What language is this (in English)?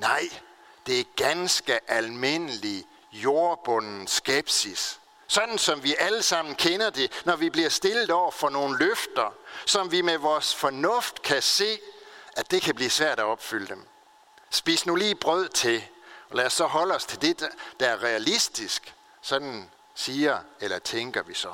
Danish